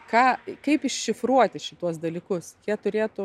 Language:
Lithuanian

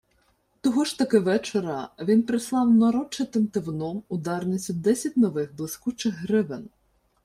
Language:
Ukrainian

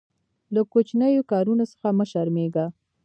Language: Pashto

